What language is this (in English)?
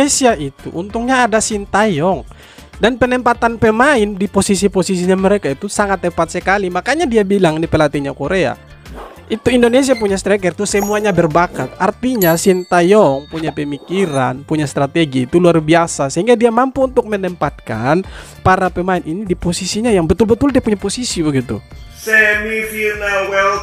Indonesian